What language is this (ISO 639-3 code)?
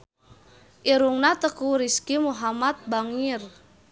sun